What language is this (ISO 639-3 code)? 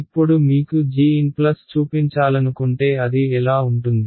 tel